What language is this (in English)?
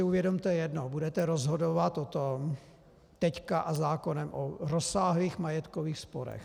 Czech